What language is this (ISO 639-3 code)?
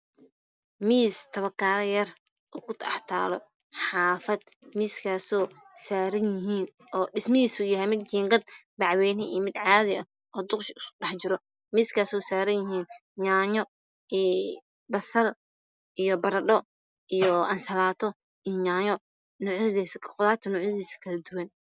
som